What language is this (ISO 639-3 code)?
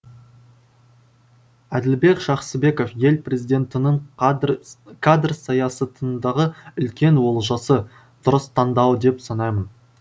kaz